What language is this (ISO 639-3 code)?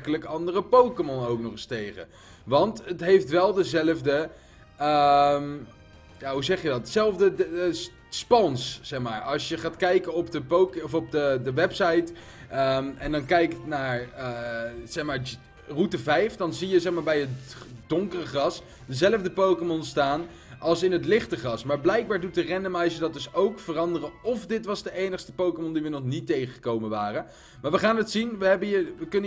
nld